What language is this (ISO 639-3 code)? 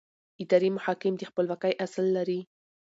pus